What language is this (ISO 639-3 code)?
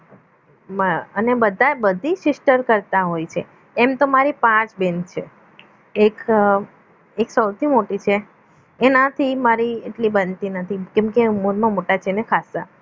guj